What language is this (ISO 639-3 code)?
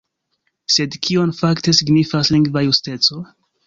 epo